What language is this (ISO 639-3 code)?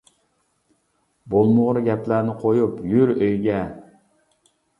uig